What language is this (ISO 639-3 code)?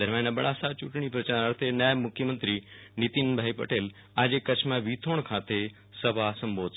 guj